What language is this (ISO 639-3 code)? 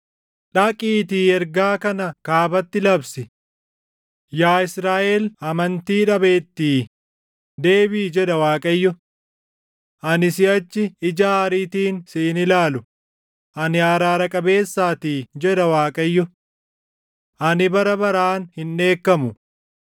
orm